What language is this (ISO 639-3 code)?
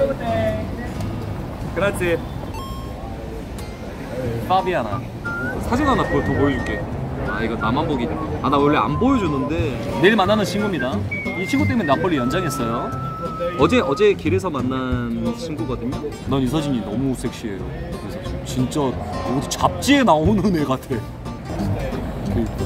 kor